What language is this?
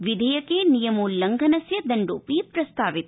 Sanskrit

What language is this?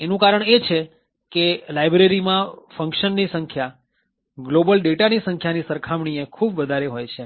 Gujarati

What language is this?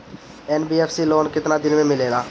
Bhojpuri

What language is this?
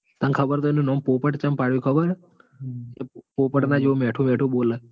Gujarati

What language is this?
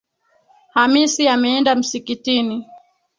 Swahili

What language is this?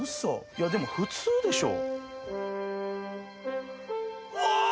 Japanese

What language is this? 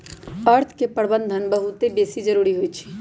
Magahi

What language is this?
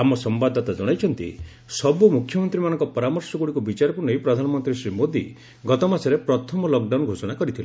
Odia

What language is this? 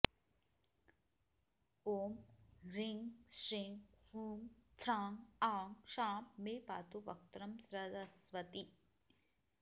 Sanskrit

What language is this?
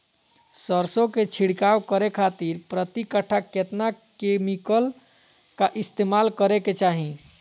Magahi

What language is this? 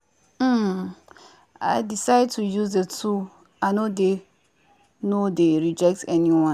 Nigerian Pidgin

